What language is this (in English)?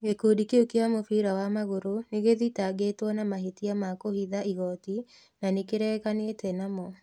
Kikuyu